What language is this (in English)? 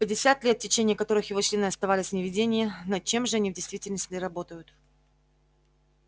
Russian